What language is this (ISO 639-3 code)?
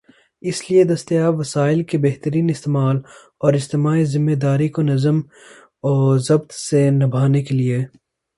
urd